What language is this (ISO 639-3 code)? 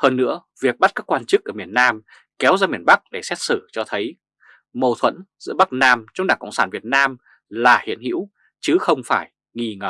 vie